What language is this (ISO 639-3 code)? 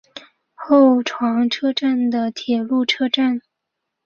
zho